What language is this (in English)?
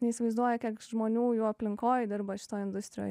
Lithuanian